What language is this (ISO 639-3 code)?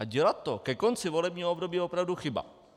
ces